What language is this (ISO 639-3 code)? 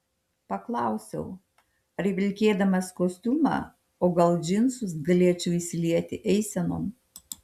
lit